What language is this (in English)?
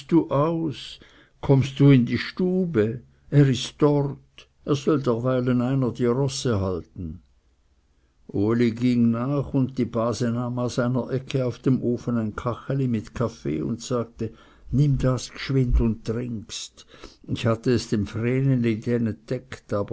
German